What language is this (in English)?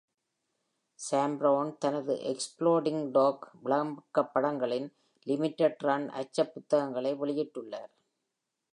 Tamil